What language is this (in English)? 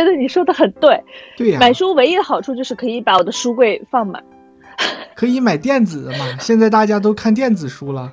Chinese